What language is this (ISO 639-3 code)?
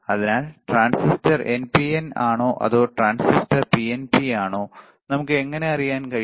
mal